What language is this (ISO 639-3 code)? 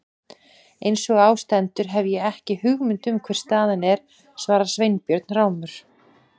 isl